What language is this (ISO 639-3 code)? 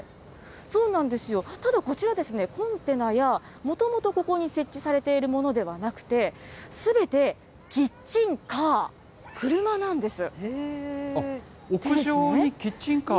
jpn